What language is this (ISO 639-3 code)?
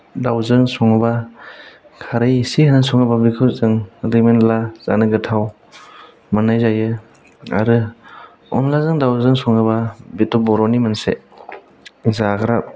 brx